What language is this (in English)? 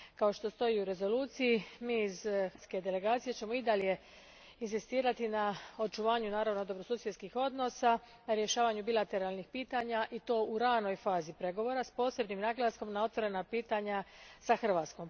Croatian